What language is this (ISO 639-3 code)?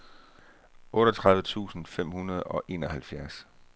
dan